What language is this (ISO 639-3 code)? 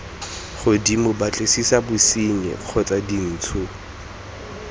tsn